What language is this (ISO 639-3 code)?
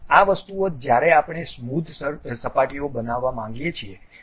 guj